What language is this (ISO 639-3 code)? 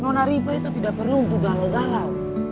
ind